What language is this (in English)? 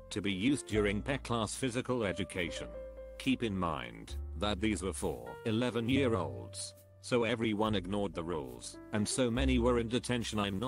English